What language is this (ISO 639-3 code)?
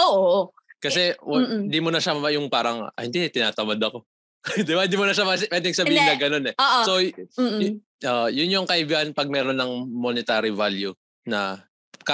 fil